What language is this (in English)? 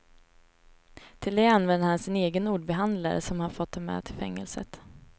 Swedish